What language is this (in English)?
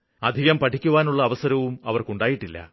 Malayalam